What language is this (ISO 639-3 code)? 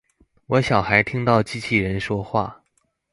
zho